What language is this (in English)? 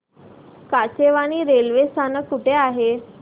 Marathi